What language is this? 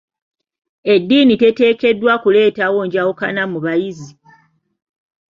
Ganda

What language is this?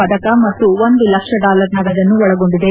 Kannada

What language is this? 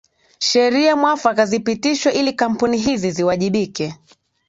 Swahili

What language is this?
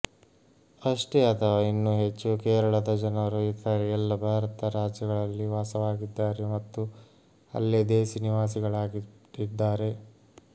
Kannada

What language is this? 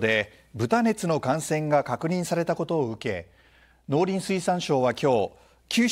Japanese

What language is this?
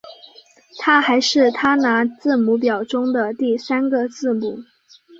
Chinese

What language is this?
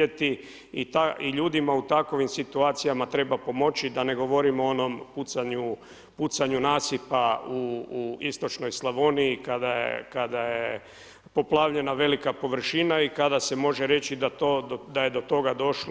Croatian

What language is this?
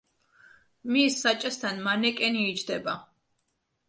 Georgian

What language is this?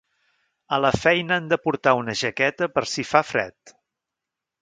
Catalan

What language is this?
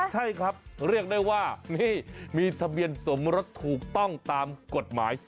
Thai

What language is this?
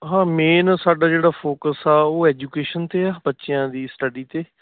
Punjabi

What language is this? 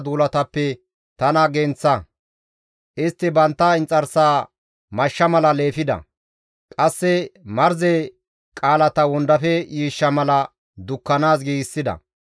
Gamo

